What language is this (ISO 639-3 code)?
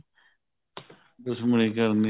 pan